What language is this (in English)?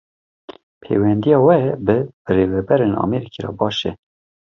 Kurdish